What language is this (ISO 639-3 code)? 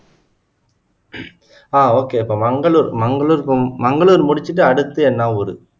tam